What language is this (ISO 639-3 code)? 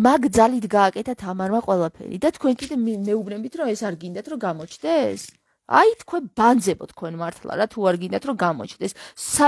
ron